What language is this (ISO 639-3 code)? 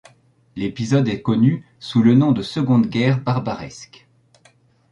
fra